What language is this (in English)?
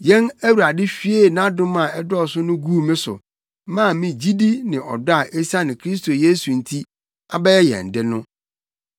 Akan